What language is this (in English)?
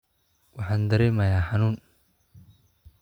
Somali